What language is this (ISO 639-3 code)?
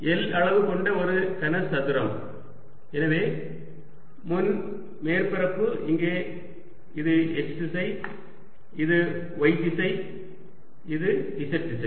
tam